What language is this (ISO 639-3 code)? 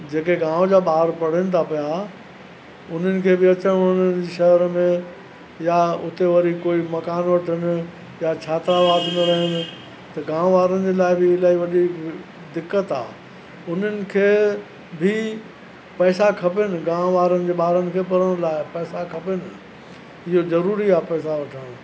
snd